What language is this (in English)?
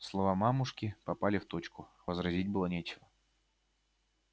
Russian